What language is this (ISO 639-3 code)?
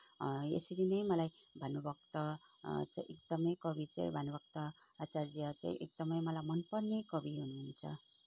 nep